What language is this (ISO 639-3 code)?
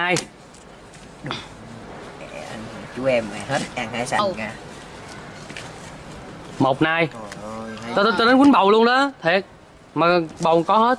vie